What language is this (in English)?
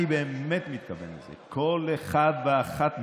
Hebrew